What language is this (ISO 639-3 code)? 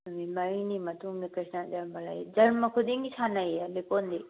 mni